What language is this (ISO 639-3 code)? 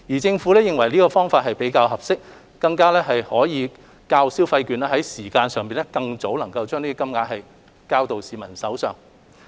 yue